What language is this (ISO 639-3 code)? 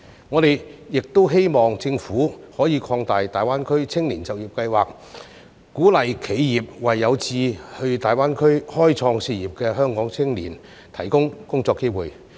yue